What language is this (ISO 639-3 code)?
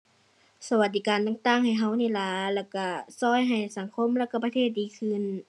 tha